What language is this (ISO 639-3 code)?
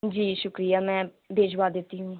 urd